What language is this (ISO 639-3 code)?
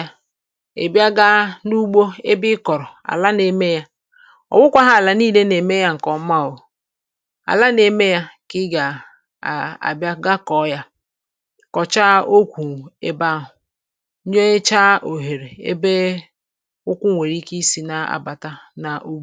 ibo